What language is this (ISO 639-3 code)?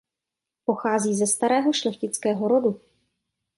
ces